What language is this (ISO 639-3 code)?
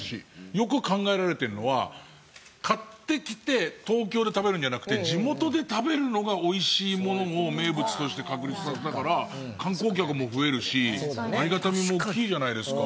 jpn